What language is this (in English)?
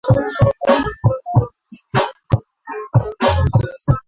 Swahili